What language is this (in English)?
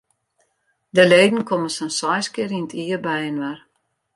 Western Frisian